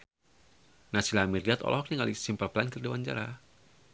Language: Sundanese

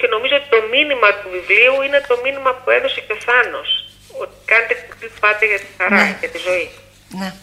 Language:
Greek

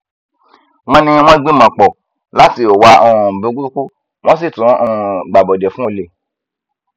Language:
Yoruba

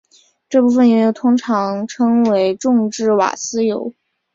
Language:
Chinese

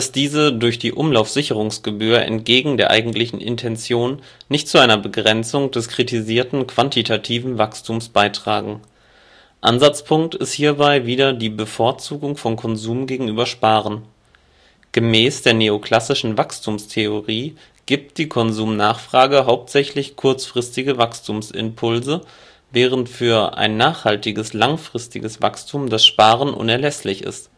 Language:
German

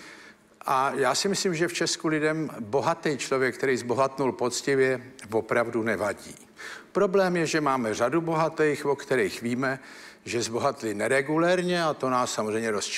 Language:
Czech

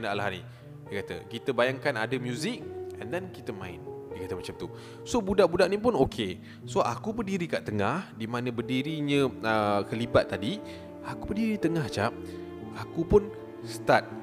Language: Malay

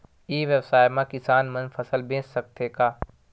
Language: Chhattisgarhi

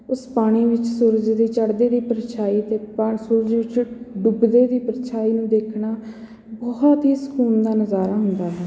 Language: Punjabi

